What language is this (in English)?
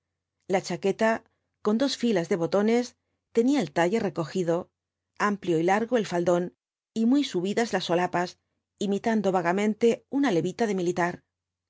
Spanish